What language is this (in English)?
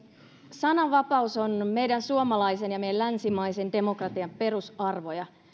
Finnish